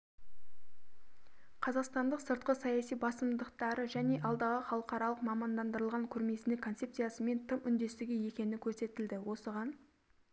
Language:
Kazakh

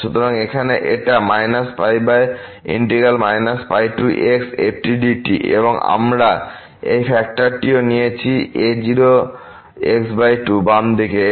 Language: Bangla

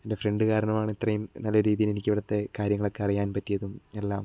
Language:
Malayalam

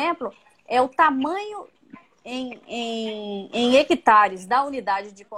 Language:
Portuguese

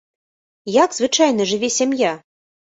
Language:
Belarusian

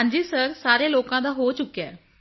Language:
Punjabi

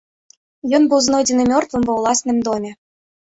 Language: Belarusian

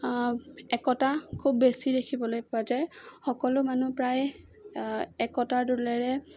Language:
Assamese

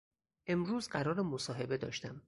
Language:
Persian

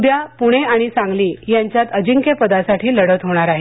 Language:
Marathi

